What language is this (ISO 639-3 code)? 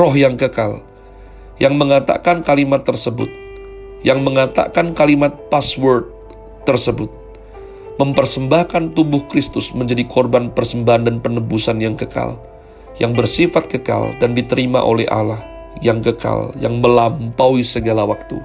ind